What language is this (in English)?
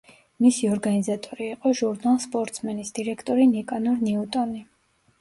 Georgian